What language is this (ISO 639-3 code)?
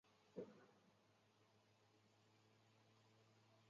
zho